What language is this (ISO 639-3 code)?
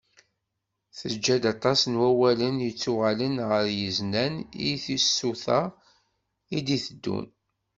kab